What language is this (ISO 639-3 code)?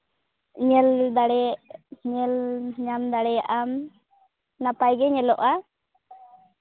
sat